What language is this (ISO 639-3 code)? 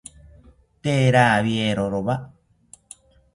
cpy